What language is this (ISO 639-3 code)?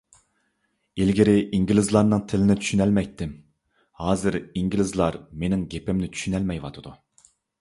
uig